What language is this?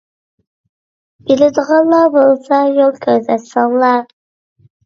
Uyghur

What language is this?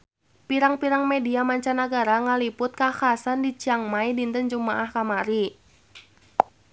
Sundanese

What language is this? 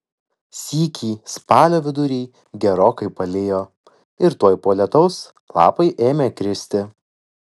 Lithuanian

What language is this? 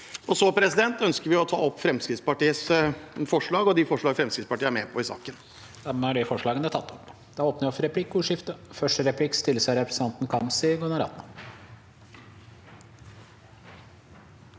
Norwegian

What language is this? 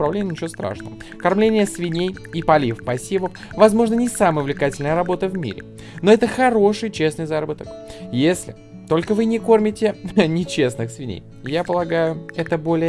Russian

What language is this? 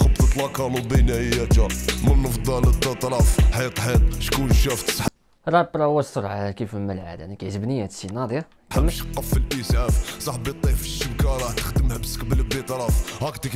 Arabic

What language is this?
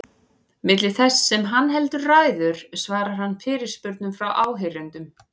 Icelandic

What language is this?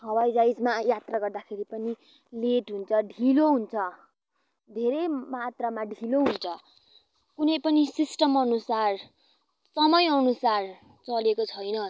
Nepali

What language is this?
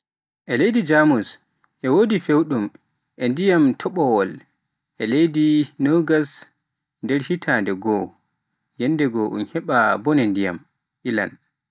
Pular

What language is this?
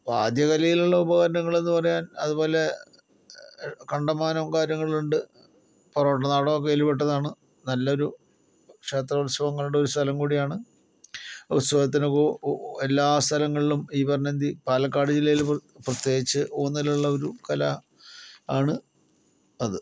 Malayalam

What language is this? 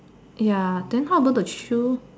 English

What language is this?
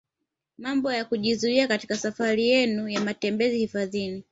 Swahili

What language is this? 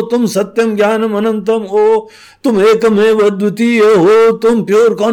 Hindi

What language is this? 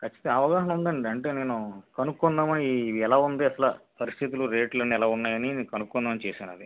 Telugu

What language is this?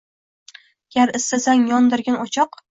Uzbek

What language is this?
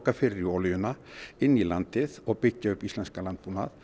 Icelandic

